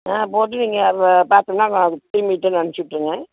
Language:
Tamil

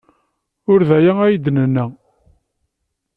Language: Kabyle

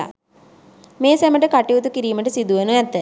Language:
Sinhala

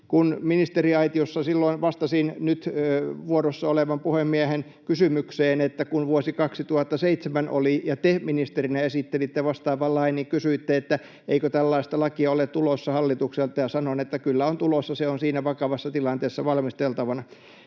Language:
Finnish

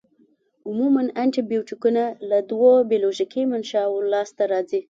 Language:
Pashto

